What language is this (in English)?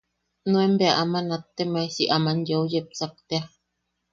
Yaqui